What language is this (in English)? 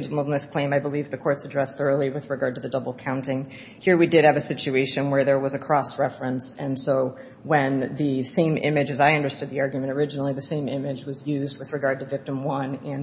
English